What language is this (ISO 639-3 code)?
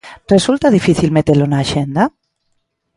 glg